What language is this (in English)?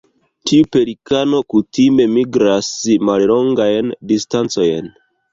Esperanto